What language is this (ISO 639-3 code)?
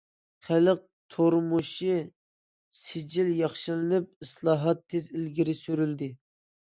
uig